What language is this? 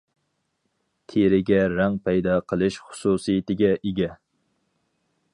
Uyghur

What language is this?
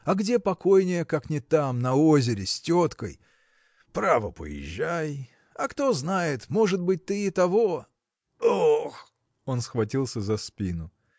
Russian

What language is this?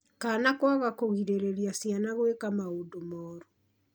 Kikuyu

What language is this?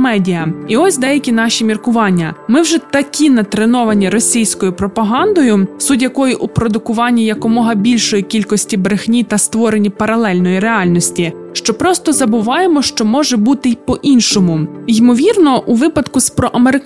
Ukrainian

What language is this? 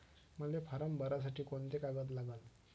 Marathi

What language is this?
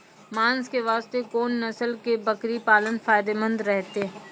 Maithili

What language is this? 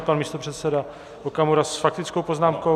Czech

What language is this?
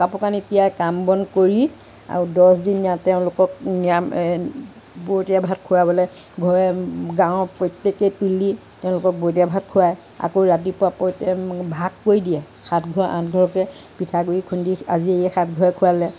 Assamese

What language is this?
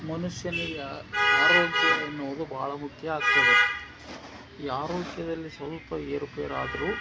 Kannada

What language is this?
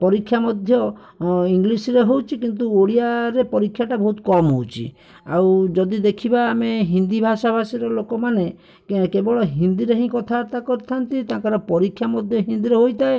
Odia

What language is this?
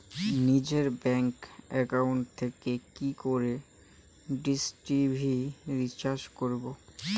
Bangla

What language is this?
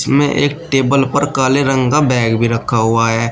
Hindi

